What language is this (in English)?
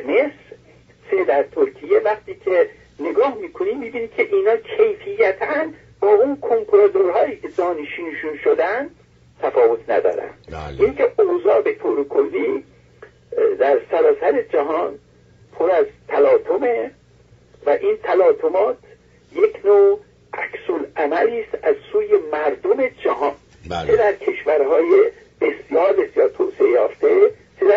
Persian